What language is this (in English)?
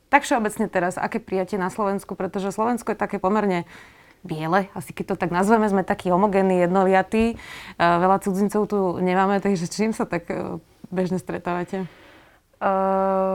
Slovak